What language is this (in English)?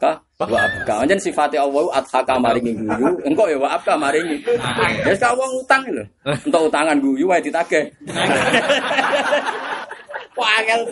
Indonesian